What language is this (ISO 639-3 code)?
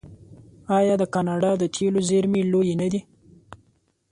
pus